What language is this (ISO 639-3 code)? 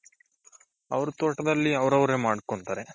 kan